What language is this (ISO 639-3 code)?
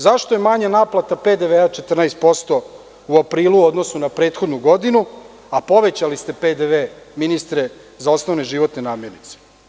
srp